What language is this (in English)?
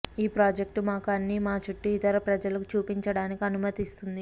Telugu